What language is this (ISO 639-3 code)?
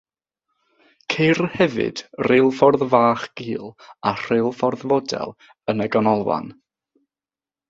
cym